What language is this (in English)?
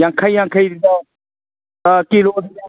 Manipuri